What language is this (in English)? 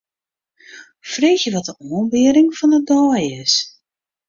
Western Frisian